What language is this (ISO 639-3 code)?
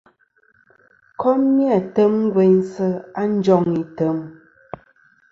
bkm